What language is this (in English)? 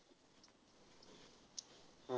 Marathi